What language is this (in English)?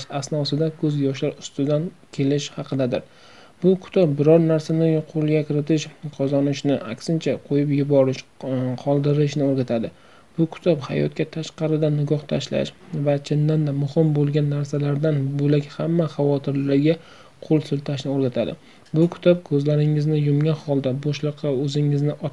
Turkish